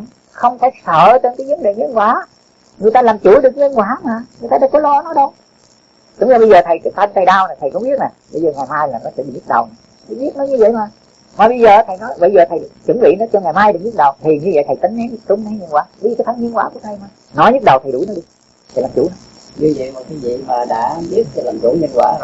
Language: Vietnamese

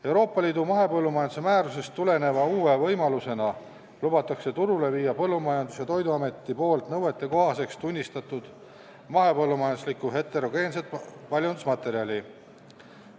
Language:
Estonian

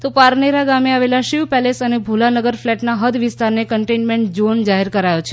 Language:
Gujarati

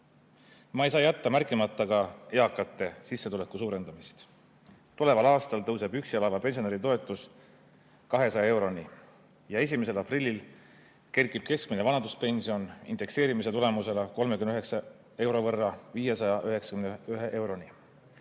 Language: Estonian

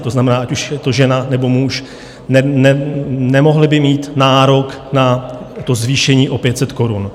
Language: Czech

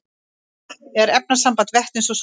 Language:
Icelandic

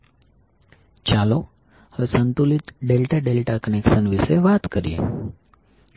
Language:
Gujarati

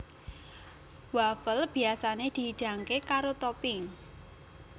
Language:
Javanese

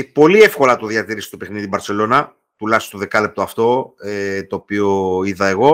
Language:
Greek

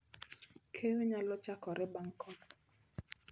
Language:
Luo (Kenya and Tanzania)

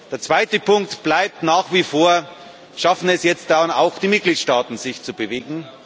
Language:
German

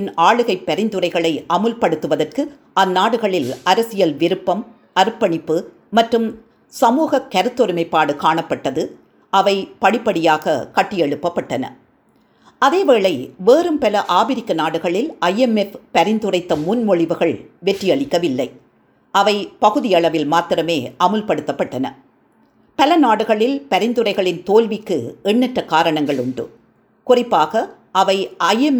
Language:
Tamil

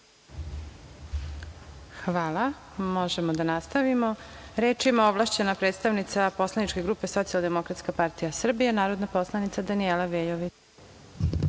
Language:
Serbian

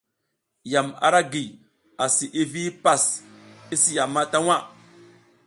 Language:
South Giziga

